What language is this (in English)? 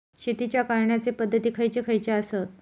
Marathi